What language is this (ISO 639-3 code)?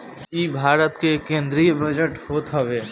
bho